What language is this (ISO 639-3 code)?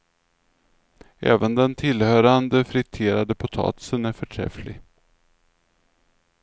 swe